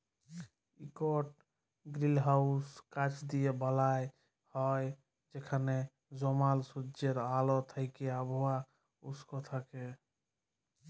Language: Bangla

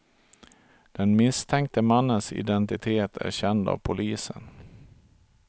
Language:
Swedish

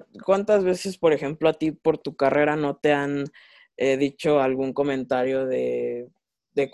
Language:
Spanish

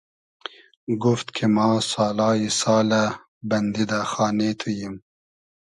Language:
Hazaragi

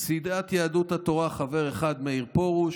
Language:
Hebrew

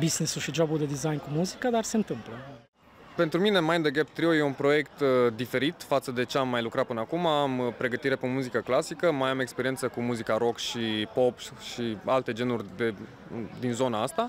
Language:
Romanian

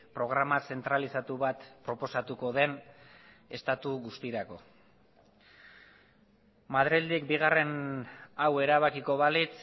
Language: Basque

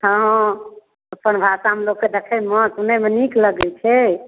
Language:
Maithili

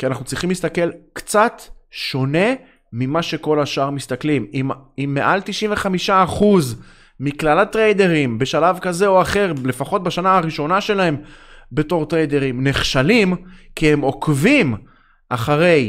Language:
Hebrew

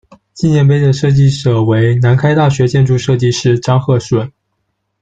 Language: Chinese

